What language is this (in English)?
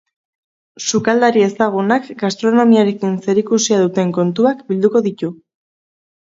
Basque